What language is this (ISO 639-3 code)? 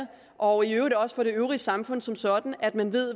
dan